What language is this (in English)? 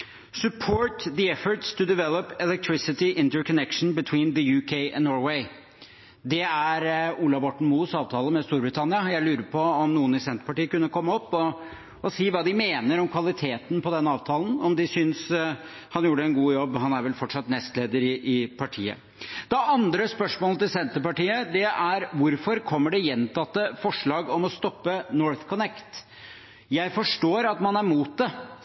Norwegian Bokmål